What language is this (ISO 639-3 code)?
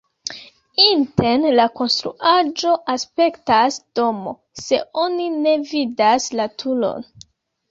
epo